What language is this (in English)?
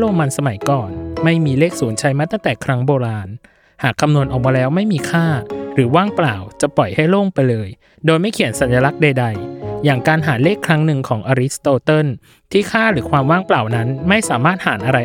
Thai